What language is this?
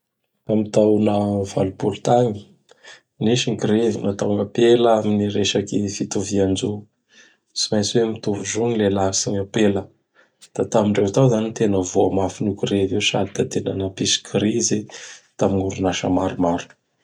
Bara Malagasy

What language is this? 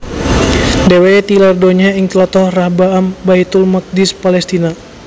Javanese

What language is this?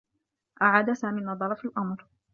Arabic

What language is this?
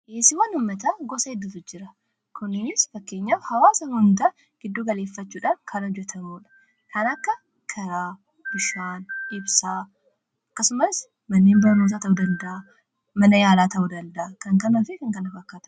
Oromo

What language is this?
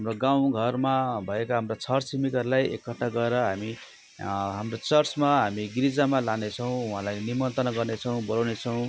Nepali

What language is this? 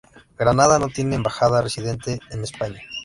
Spanish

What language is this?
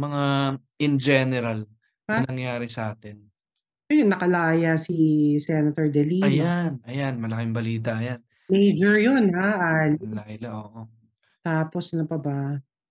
Filipino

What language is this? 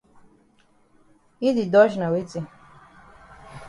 Cameroon Pidgin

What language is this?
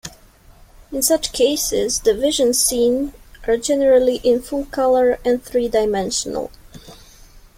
English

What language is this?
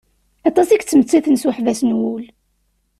Kabyle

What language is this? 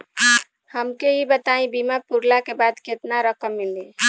Bhojpuri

